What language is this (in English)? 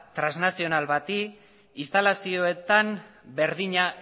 Basque